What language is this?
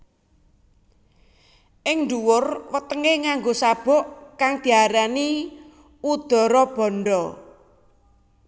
Javanese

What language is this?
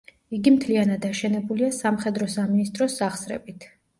Georgian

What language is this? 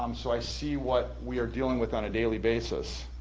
English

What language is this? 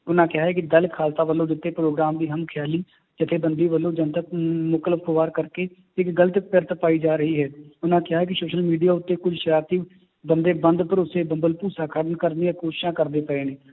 Punjabi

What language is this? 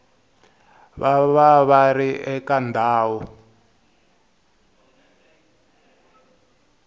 Tsonga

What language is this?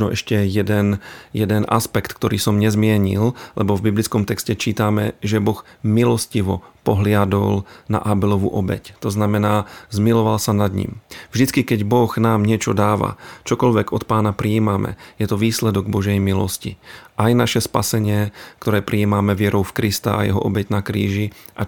Slovak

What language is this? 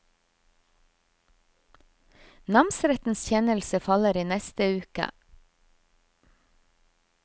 Norwegian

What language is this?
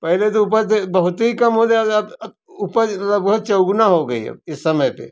Hindi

